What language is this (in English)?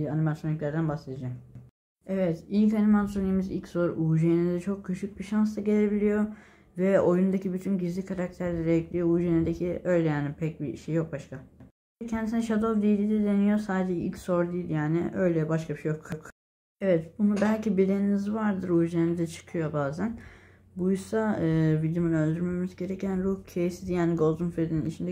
Turkish